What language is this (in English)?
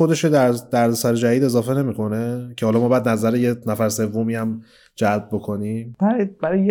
Persian